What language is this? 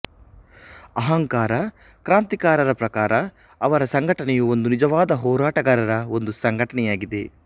Kannada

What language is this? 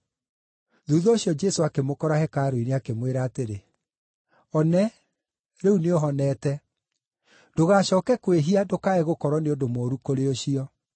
Kikuyu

